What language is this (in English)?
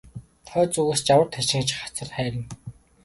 Mongolian